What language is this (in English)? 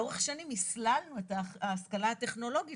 Hebrew